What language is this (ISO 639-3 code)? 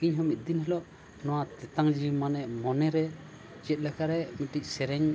sat